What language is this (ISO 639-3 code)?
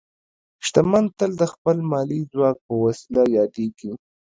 pus